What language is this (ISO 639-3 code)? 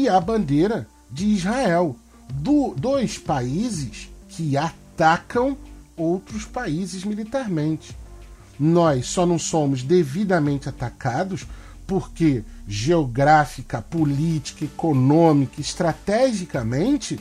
por